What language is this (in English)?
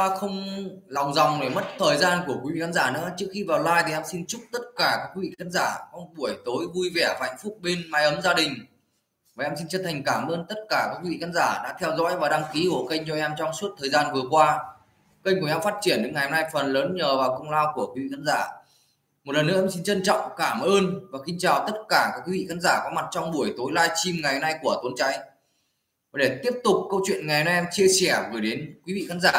Vietnamese